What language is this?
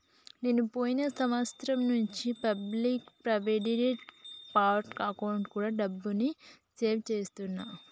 Telugu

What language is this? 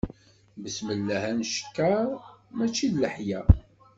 Kabyle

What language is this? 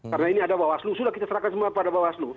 Indonesian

